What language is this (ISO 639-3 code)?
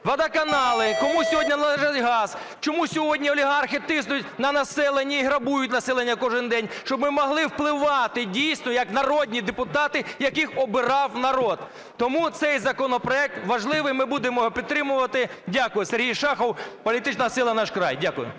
ukr